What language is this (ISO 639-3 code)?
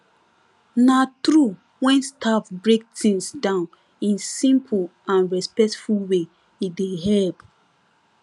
pcm